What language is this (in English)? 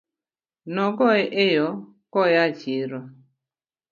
Luo (Kenya and Tanzania)